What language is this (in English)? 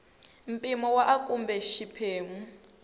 Tsonga